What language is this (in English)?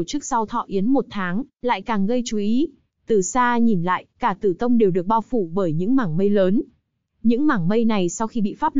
Vietnamese